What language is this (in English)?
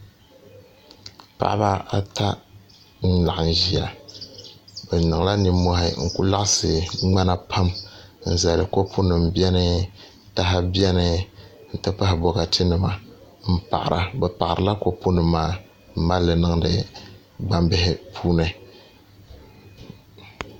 Dagbani